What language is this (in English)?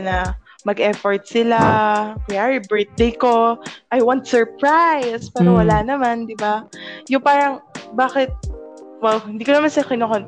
Filipino